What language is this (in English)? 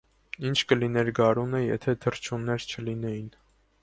Armenian